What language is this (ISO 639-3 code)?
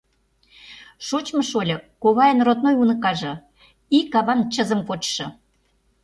chm